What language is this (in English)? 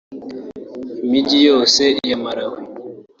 Kinyarwanda